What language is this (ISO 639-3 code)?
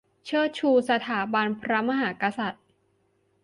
tha